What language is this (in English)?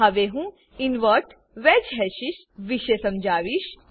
Gujarati